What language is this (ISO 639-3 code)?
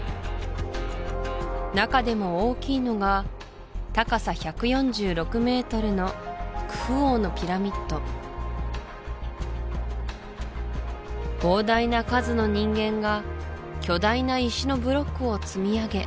jpn